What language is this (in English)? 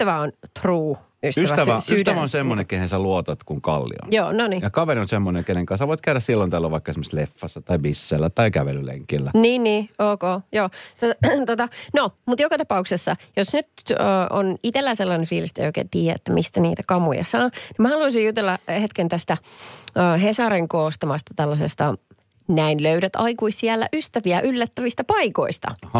Finnish